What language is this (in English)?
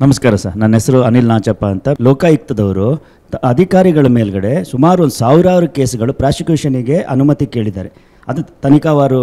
Kannada